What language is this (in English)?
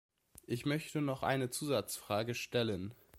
German